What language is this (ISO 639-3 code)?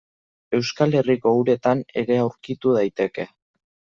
eus